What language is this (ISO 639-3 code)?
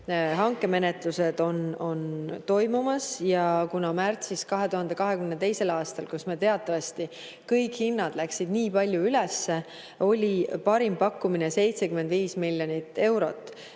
est